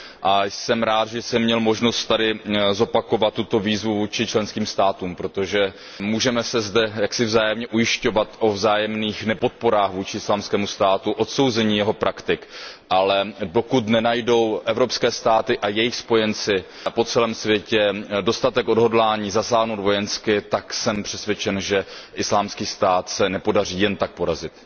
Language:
Czech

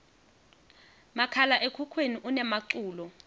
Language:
Swati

